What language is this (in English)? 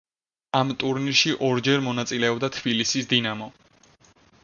Georgian